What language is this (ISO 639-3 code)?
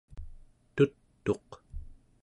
esu